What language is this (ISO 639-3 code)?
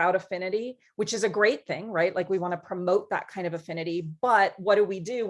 eng